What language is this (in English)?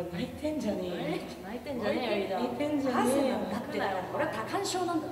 Japanese